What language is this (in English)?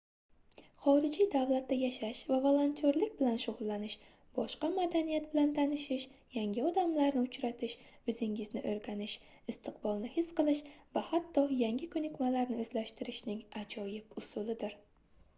Uzbek